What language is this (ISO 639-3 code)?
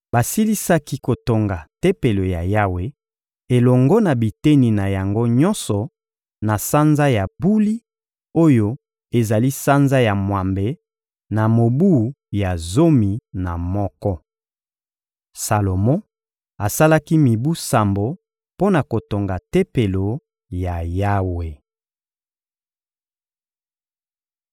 lin